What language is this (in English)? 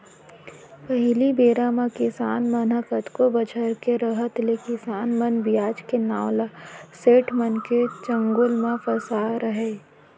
Chhattisgarhi